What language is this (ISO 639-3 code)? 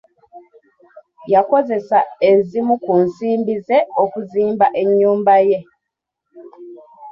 lug